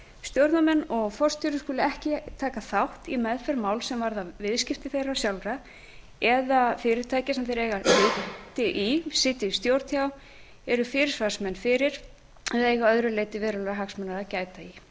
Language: Icelandic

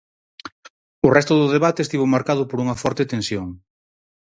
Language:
Galician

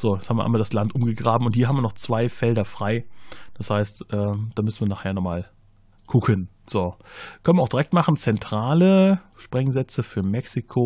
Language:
German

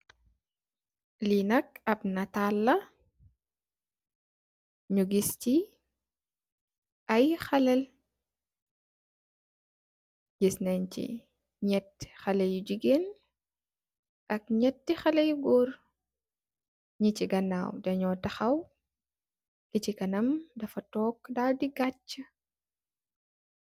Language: Wolof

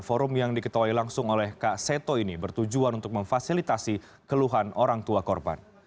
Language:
Indonesian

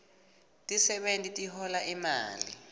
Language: Swati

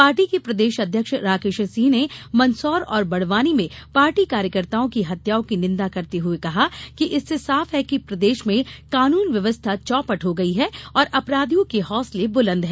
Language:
Hindi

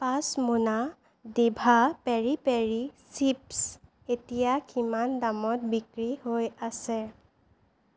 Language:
Assamese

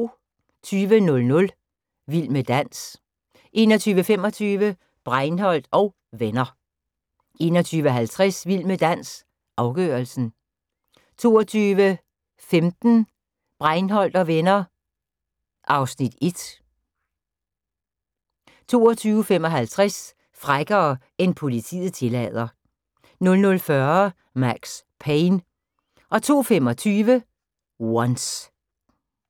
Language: Danish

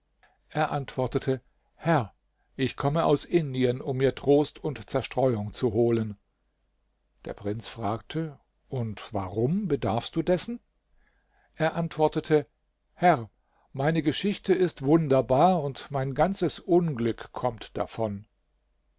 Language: German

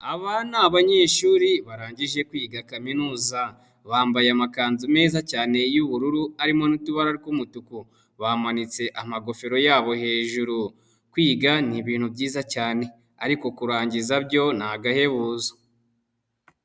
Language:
Kinyarwanda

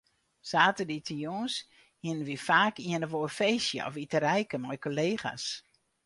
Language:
Western Frisian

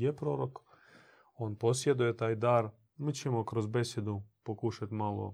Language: Croatian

